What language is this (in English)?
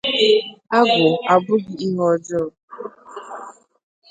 Igbo